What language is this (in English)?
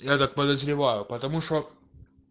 Russian